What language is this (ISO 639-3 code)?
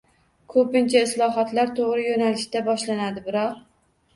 uzb